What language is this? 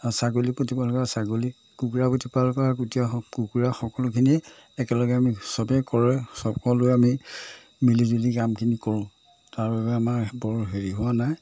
Assamese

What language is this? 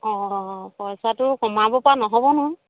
Assamese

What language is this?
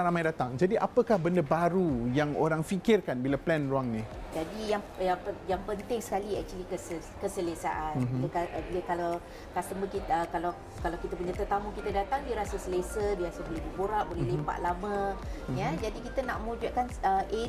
Malay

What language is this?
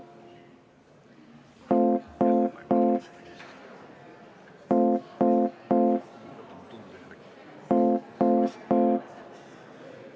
Estonian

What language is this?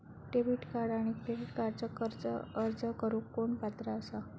Marathi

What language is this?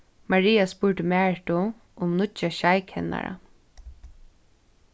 Faroese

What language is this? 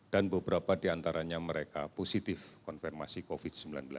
Indonesian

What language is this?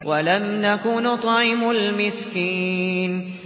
Arabic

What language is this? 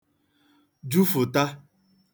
Igbo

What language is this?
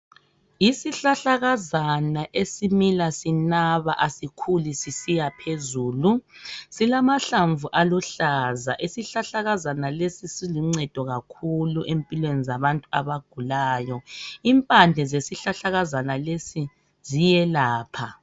North Ndebele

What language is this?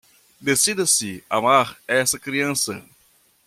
Portuguese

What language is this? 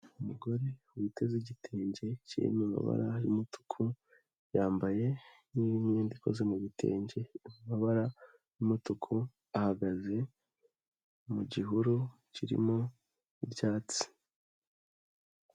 Kinyarwanda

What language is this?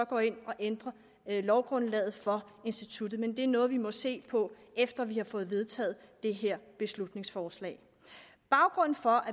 Danish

